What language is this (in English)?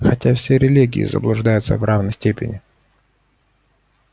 Russian